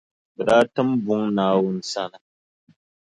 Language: Dagbani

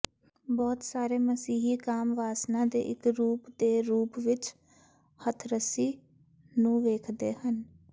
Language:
Punjabi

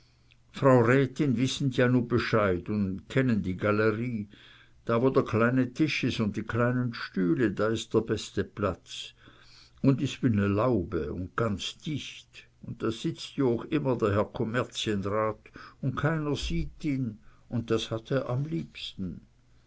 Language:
German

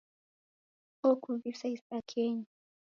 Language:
Taita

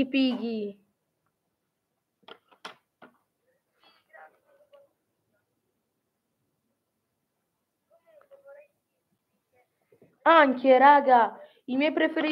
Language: Italian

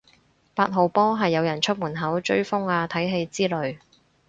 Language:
Cantonese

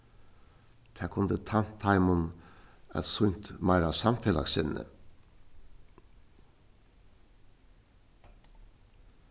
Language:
Faroese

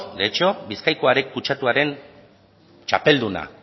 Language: Basque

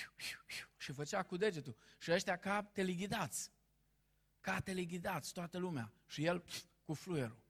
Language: Romanian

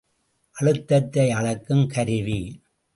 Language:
Tamil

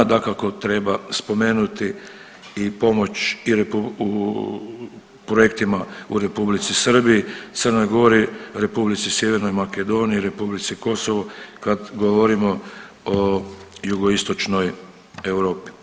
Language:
Croatian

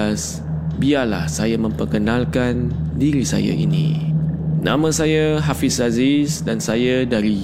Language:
Malay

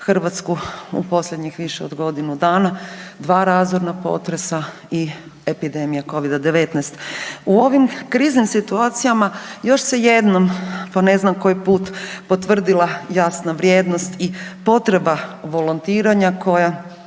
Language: Croatian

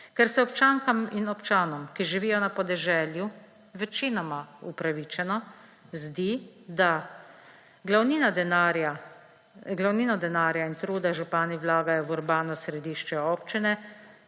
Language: Slovenian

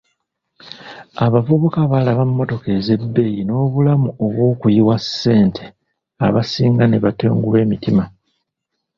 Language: Ganda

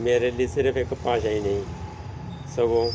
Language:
Punjabi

